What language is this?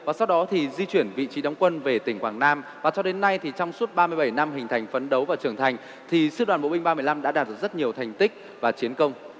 Vietnamese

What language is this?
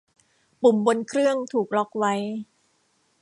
Thai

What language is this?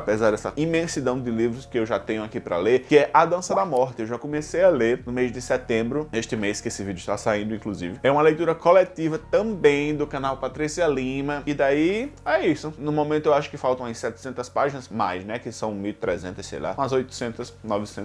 Portuguese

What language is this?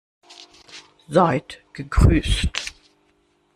German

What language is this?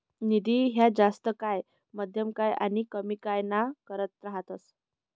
Marathi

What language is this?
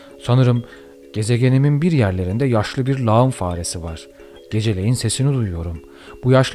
Turkish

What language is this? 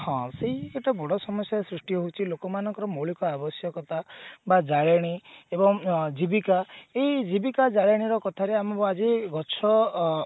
Odia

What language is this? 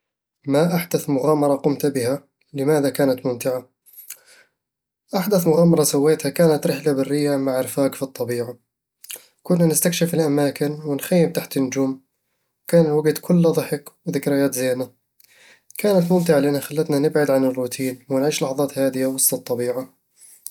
Eastern Egyptian Bedawi Arabic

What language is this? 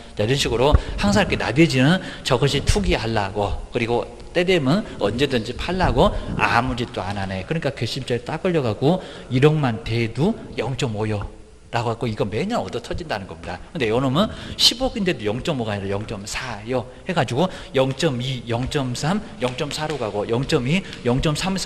Korean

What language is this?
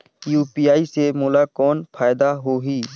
Chhattisgarhi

